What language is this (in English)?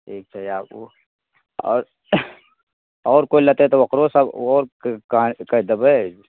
Maithili